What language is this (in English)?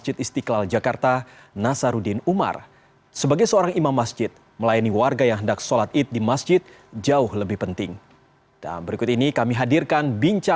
Indonesian